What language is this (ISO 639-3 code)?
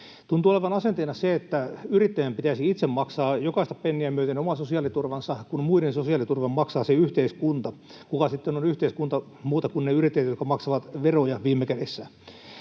fin